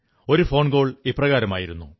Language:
Malayalam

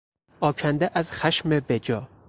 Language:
Persian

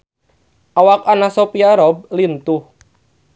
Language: Sundanese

